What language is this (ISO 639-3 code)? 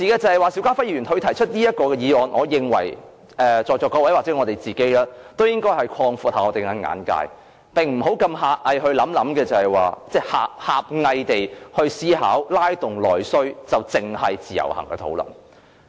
yue